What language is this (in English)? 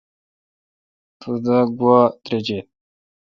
Kalkoti